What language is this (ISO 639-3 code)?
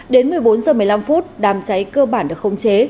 vie